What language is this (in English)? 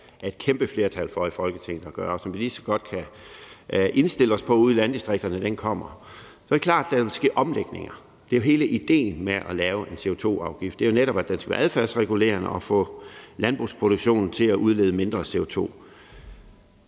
Danish